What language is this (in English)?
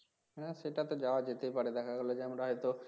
Bangla